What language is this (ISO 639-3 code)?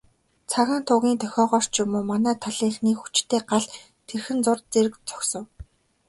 mon